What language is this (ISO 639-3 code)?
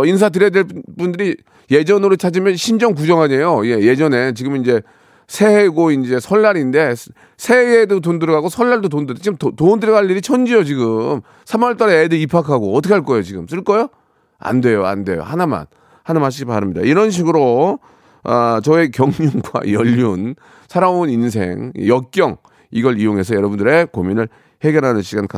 kor